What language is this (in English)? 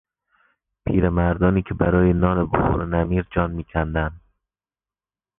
Persian